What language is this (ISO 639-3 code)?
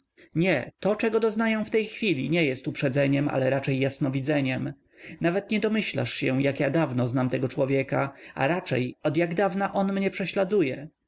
pol